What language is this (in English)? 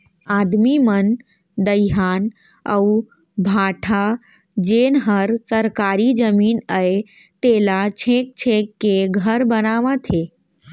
Chhattisgarhi